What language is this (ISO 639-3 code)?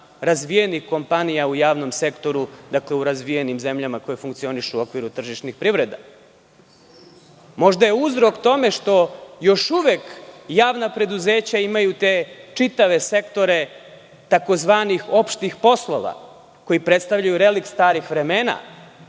srp